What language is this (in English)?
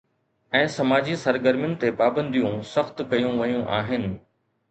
Sindhi